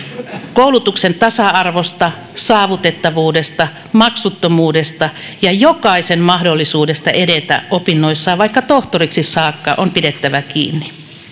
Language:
Finnish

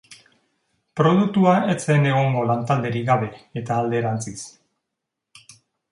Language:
Basque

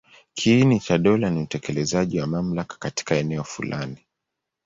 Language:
Swahili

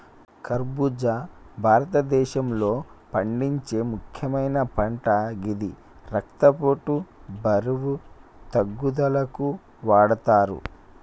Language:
Telugu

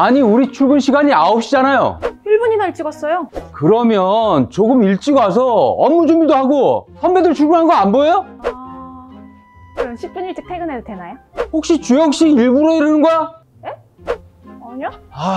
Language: Korean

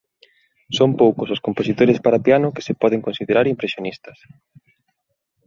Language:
Galician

